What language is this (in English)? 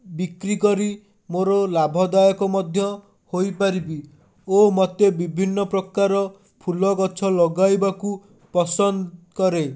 Odia